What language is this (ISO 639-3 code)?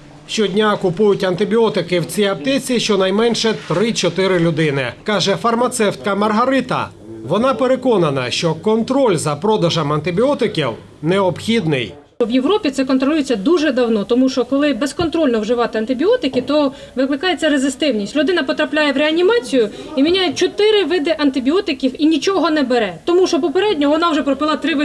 ukr